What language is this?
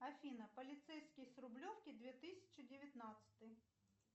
Russian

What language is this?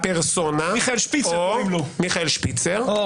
Hebrew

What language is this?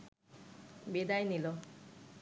Bangla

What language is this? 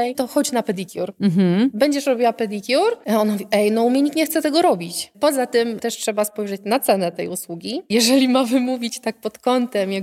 Polish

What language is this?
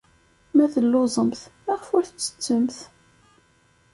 Kabyle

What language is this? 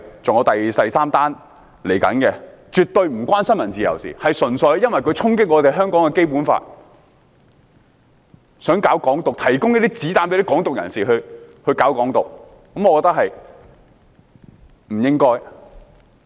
Cantonese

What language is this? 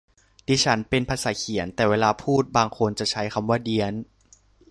Thai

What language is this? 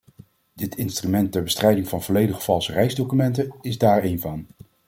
Dutch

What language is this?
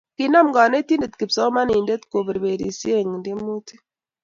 Kalenjin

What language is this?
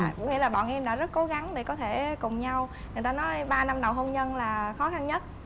Vietnamese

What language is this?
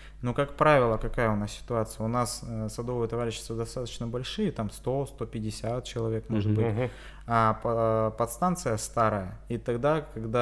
Russian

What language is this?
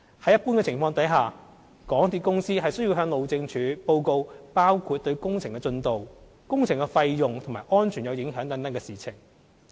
Cantonese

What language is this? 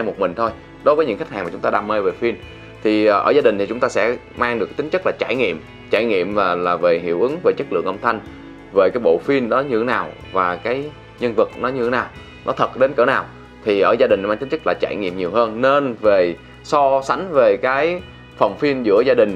Vietnamese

